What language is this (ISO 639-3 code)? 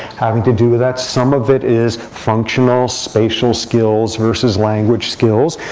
eng